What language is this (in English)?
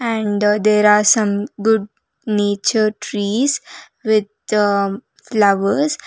English